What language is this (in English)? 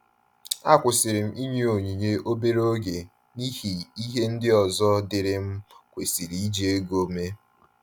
Igbo